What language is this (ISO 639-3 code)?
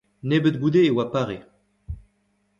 bre